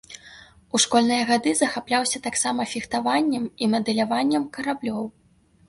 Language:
Belarusian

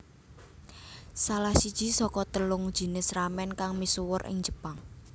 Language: Javanese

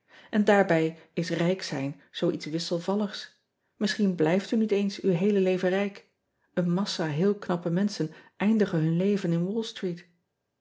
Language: Dutch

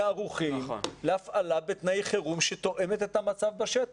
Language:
Hebrew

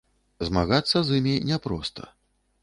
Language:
Belarusian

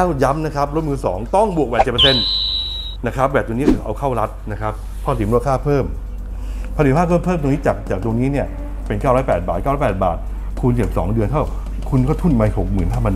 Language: Thai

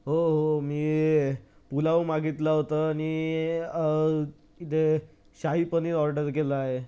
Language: Marathi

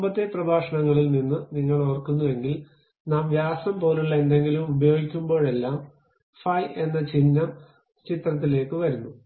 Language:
Malayalam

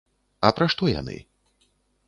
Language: Belarusian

